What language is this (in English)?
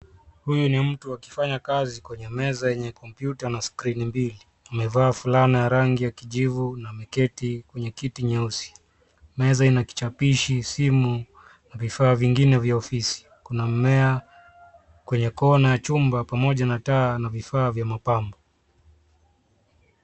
Swahili